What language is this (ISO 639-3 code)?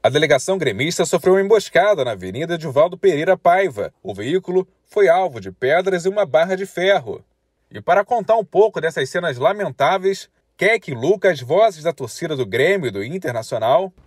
por